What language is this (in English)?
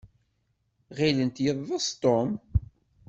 Kabyle